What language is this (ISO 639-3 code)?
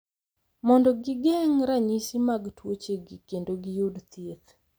luo